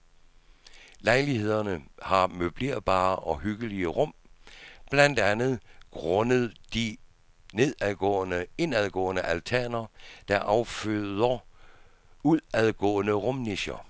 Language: Danish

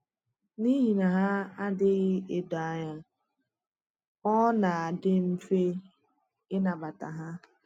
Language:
Igbo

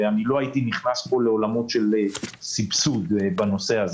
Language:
Hebrew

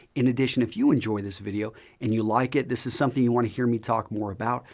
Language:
English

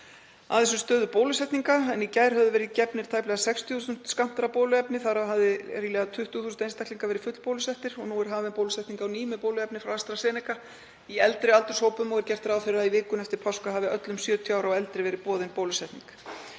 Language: Icelandic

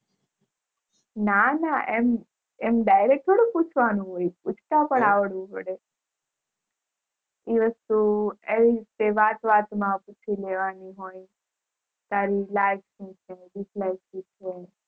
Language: Gujarati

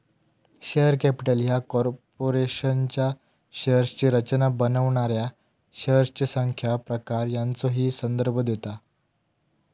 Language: Marathi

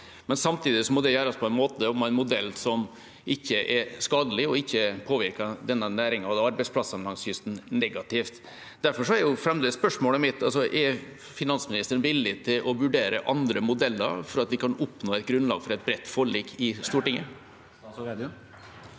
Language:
Norwegian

